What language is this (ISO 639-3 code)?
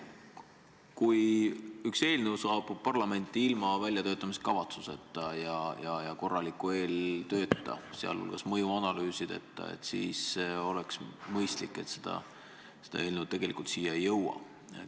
est